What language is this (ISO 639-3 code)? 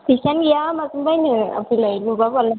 brx